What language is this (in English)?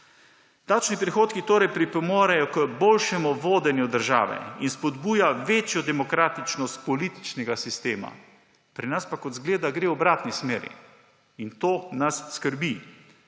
Slovenian